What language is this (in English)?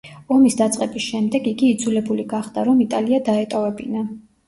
Georgian